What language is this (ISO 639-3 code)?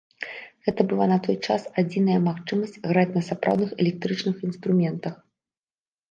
bel